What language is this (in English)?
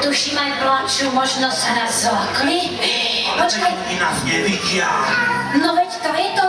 Czech